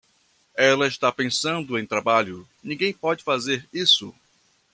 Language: Portuguese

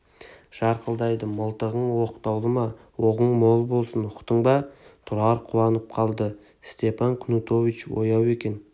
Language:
Kazakh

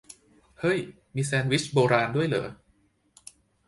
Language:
Thai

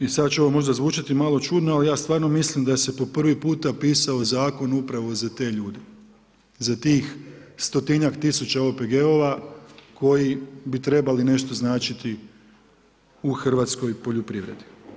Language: Croatian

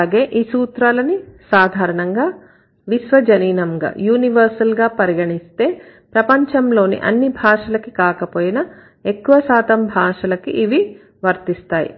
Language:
Telugu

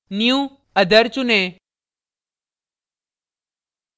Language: Hindi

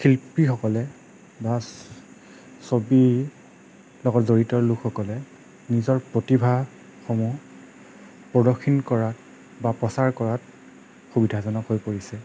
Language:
Assamese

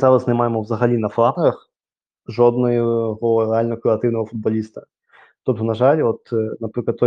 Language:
Ukrainian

